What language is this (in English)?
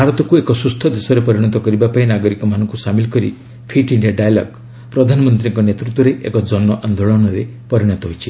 Odia